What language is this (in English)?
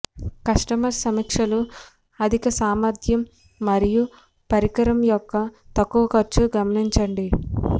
Telugu